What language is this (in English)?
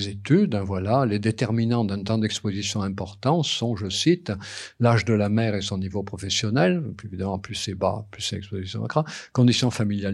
French